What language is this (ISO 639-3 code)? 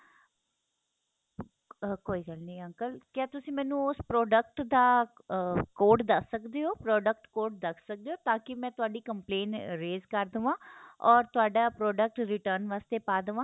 pan